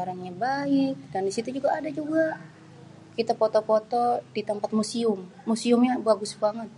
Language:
Betawi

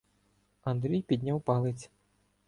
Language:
Ukrainian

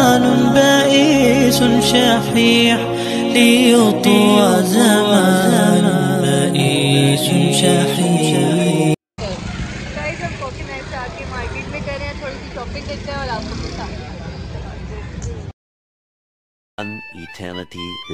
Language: Arabic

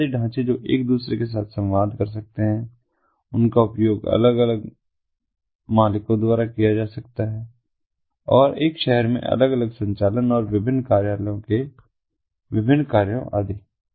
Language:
Hindi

